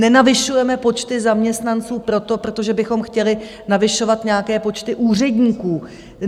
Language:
Czech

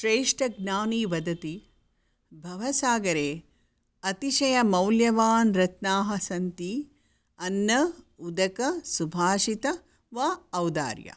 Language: Sanskrit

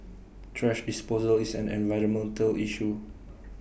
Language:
English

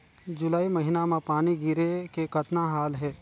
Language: Chhattisgarhi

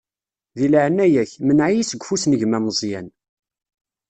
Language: Kabyle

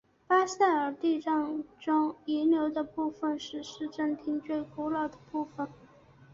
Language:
Chinese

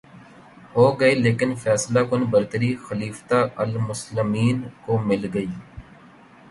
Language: Urdu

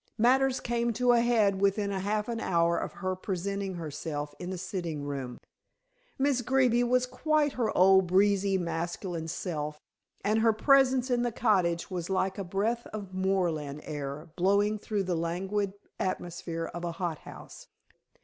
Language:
English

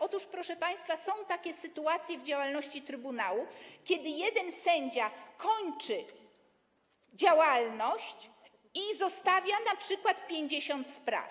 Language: Polish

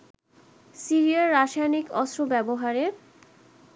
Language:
Bangla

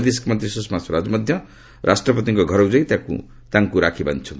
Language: Odia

